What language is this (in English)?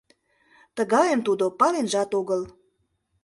Mari